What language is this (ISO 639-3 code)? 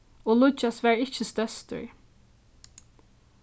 fao